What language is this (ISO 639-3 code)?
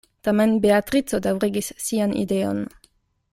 epo